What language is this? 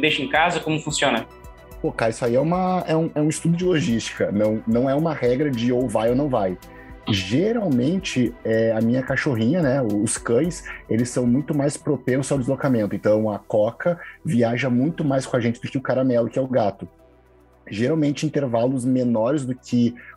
Portuguese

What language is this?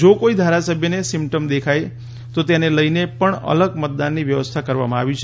Gujarati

